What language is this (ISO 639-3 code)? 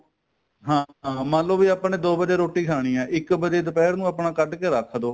pan